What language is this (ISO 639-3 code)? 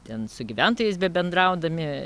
lit